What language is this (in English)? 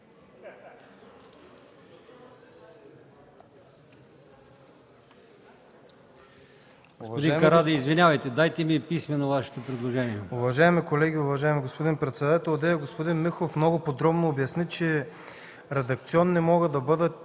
Bulgarian